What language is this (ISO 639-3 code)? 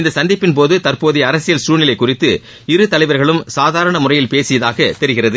tam